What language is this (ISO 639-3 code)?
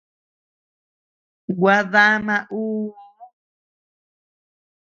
cux